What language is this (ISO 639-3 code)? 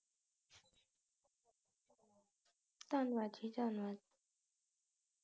pan